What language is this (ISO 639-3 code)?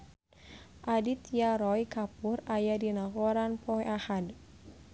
sun